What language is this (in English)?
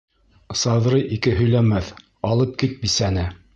Bashkir